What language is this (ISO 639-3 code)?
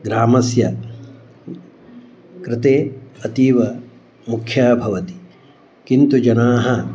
san